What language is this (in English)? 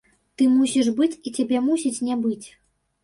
Belarusian